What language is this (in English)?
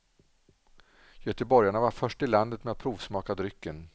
Swedish